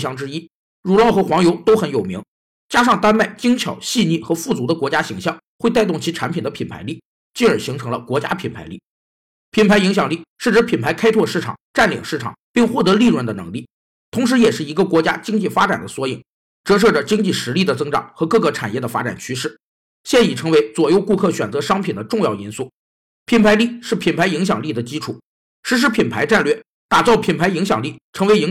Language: Chinese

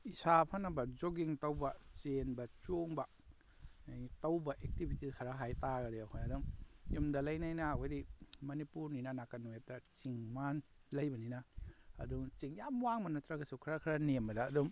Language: Manipuri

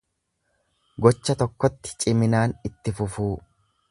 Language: Oromo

